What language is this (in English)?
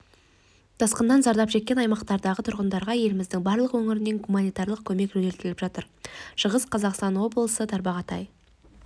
Kazakh